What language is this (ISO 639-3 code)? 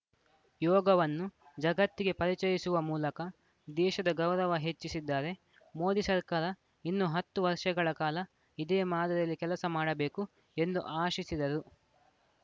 kan